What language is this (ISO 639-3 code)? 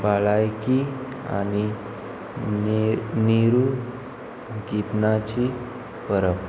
kok